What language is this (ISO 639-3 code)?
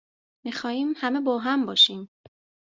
fas